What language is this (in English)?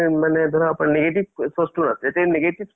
Assamese